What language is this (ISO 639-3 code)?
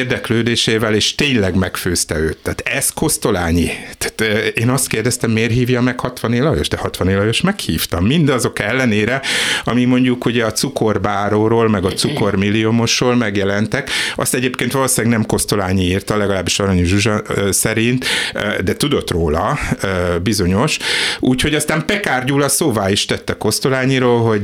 hun